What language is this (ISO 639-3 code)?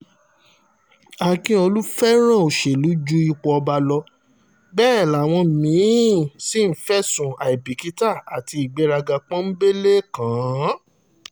yor